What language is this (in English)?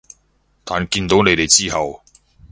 Cantonese